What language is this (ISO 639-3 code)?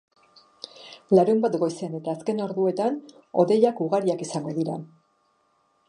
eus